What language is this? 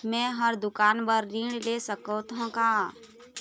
Chhattisgarhi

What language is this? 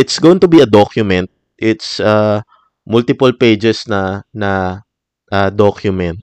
Filipino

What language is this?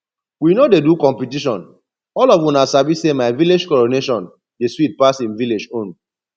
Nigerian Pidgin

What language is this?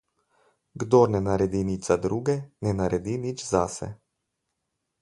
Slovenian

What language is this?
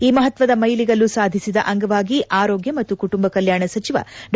Kannada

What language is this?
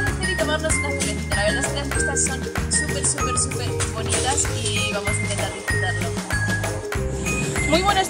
Spanish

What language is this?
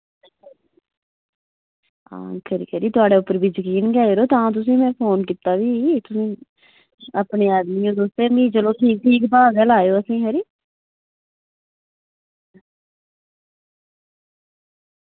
Dogri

